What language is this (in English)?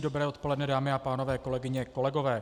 Czech